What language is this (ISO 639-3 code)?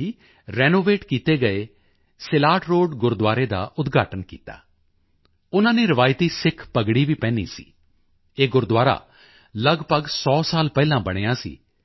pan